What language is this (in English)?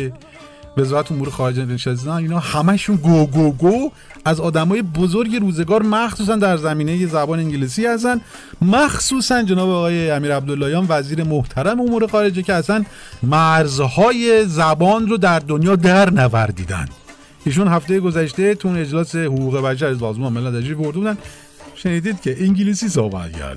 Persian